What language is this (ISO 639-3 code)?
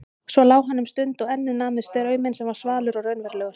isl